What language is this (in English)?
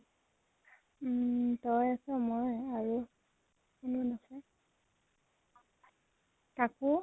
Assamese